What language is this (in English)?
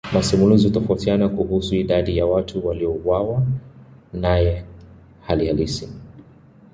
Swahili